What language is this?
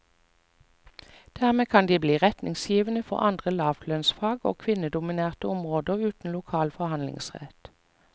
Norwegian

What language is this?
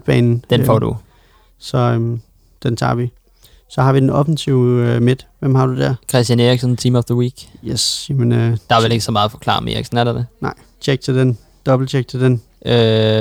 Danish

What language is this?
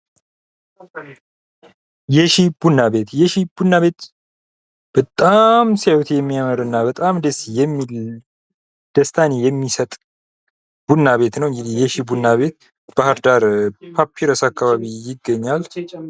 Amharic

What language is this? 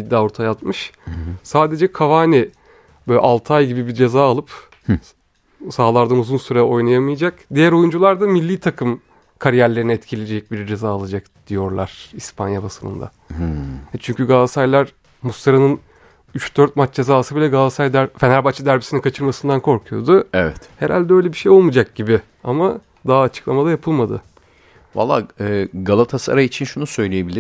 Turkish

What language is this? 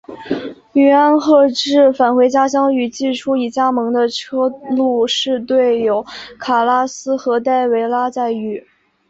Chinese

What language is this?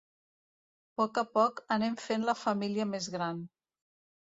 Catalan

